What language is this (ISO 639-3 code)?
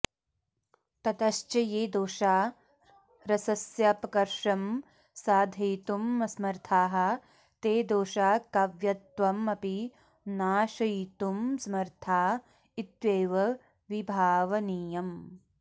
san